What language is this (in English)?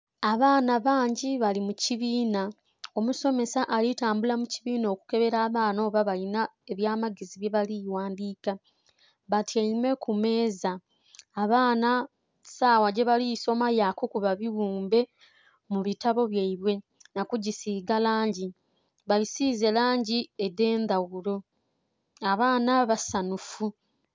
Soga